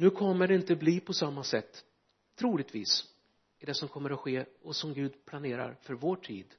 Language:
Swedish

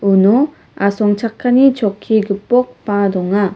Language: Garo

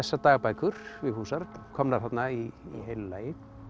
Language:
Icelandic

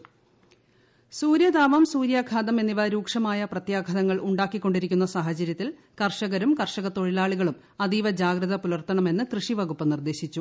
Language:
Malayalam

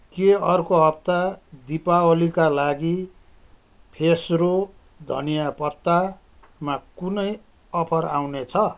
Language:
Nepali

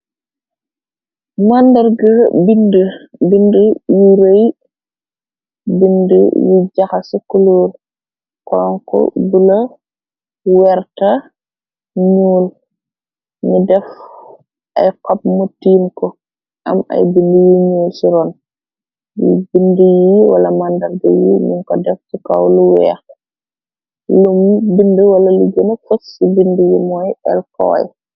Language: Wolof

